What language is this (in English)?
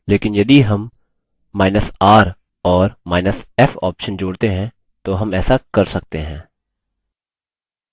Hindi